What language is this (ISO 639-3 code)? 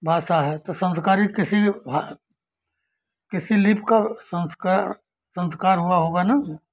hin